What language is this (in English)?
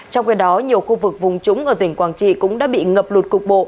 Vietnamese